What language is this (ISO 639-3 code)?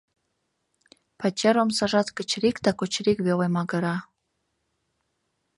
chm